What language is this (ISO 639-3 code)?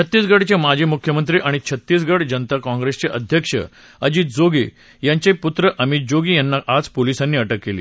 mar